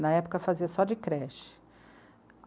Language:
Portuguese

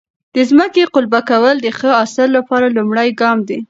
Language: Pashto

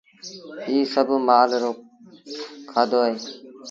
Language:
Sindhi Bhil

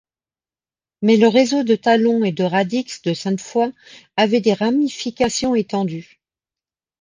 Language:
French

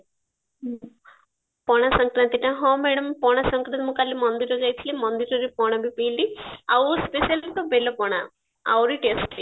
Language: Odia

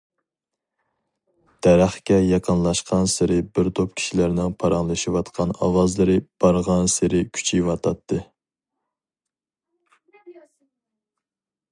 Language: Uyghur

